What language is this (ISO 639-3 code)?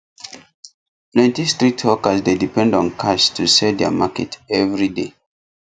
pcm